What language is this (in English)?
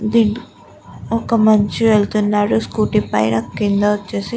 Telugu